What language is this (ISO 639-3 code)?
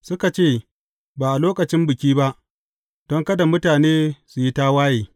hau